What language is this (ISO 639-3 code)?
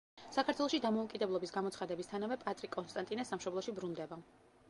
kat